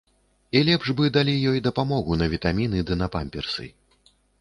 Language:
Belarusian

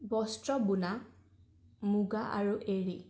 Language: Assamese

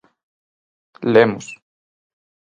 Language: Galician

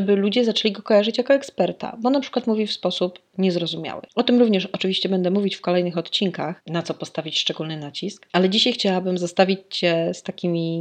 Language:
Polish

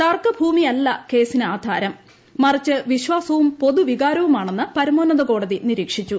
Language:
Malayalam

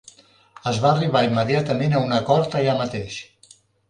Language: Catalan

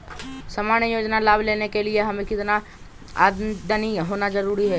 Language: Magahi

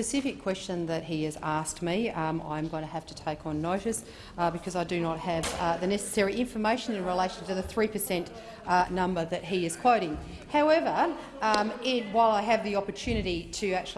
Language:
English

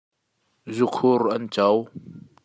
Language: Hakha Chin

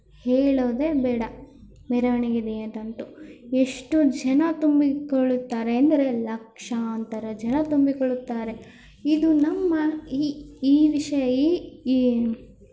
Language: Kannada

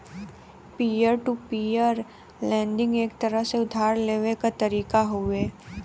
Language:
Bhojpuri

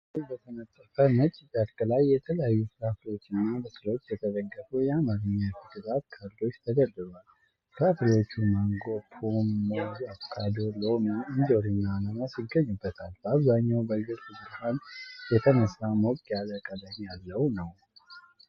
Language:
Amharic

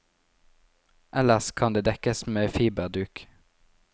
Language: Norwegian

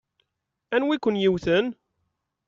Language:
Kabyle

